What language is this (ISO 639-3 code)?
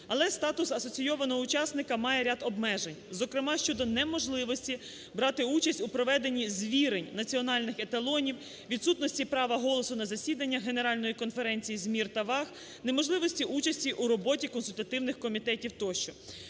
ukr